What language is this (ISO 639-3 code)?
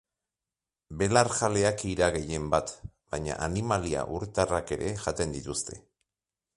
eus